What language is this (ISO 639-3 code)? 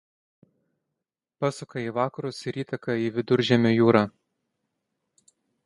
lit